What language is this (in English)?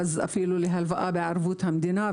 Hebrew